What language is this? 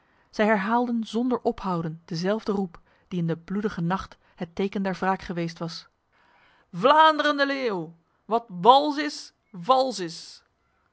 Dutch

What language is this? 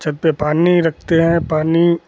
Hindi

